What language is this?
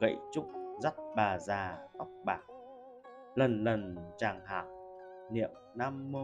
Vietnamese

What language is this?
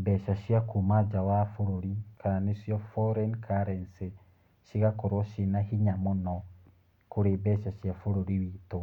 Kikuyu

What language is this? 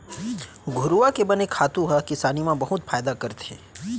Chhattisgarhi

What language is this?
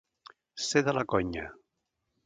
Catalan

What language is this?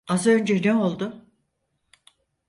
Turkish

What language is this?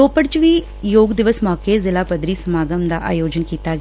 Punjabi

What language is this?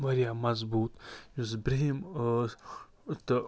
Kashmiri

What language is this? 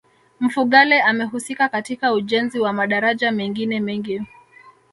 Swahili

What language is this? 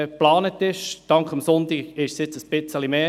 Swiss German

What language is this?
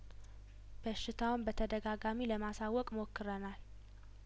Amharic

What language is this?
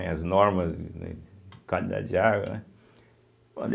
Portuguese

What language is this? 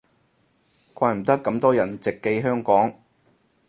Cantonese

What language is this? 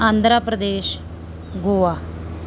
Punjabi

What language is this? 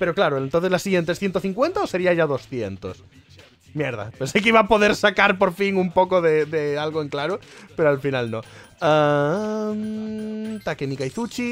Spanish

